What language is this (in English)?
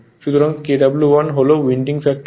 Bangla